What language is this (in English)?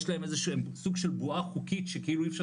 Hebrew